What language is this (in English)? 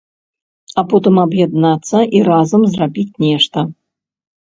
Belarusian